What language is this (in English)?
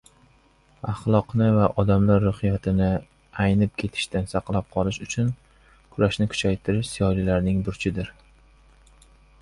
Uzbek